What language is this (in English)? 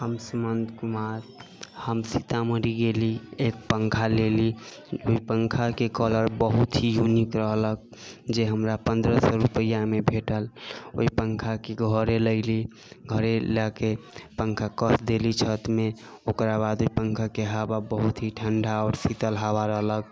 Maithili